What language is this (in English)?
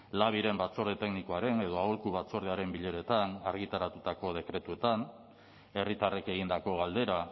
Basque